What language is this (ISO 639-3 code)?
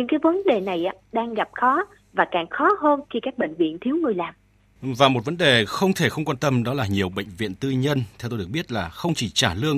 vie